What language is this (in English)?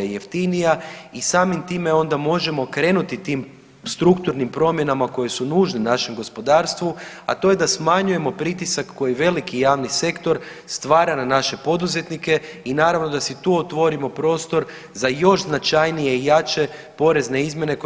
Croatian